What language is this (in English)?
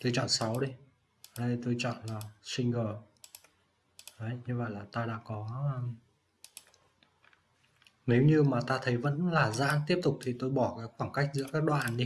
Vietnamese